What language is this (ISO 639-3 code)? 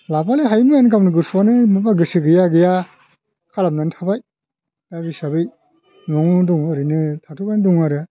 brx